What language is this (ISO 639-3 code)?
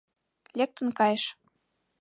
chm